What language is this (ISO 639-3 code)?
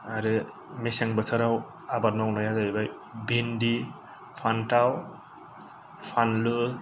brx